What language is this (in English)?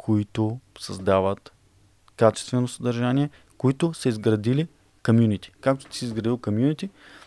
Bulgarian